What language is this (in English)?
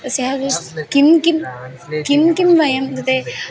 Sanskrit